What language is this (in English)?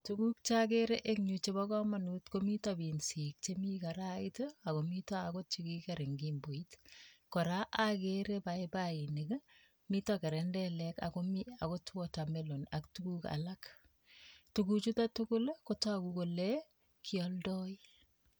Kalenjin